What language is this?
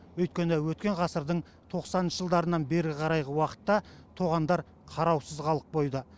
Kazakh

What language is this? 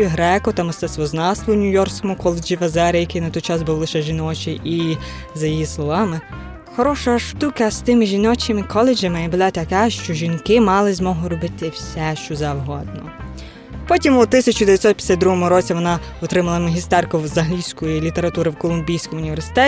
Ukrainian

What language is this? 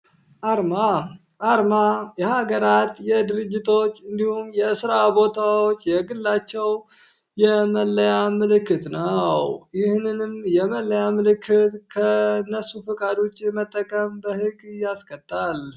Amharic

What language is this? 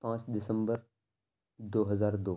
Urdu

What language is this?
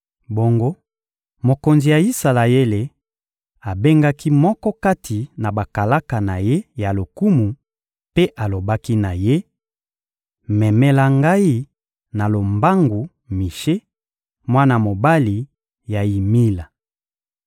Lingala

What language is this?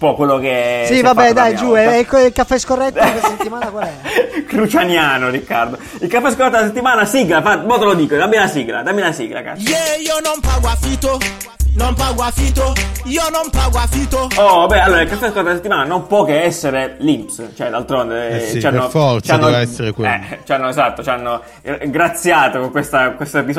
Italian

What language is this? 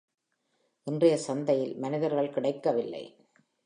Tamil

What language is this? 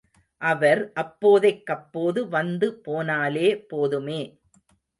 Tamil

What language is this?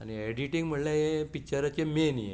Konkani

